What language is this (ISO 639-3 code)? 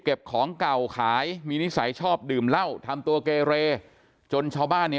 tha